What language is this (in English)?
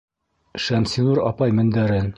Bashkir